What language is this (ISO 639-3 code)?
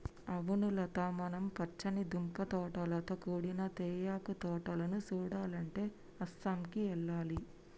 tel